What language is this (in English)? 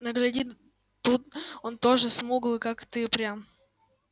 Russian